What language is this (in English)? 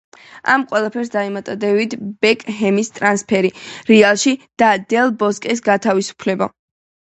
Georgian